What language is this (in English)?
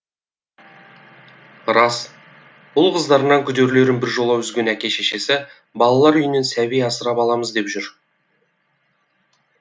Kazakh